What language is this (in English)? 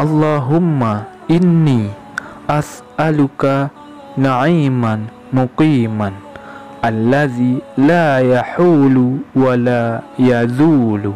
Malay